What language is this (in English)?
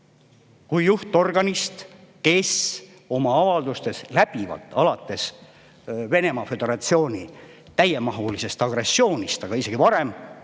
Estonian